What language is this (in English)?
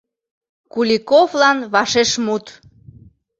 Mari